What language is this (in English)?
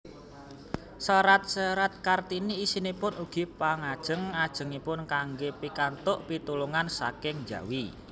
Javanese